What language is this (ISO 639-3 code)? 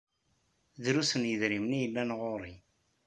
kab